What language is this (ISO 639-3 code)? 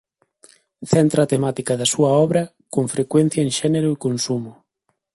glg